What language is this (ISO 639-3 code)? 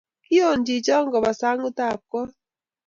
kln